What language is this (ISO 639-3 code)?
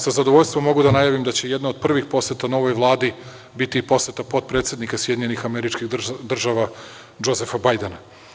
srp